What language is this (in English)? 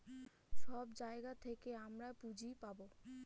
Bangla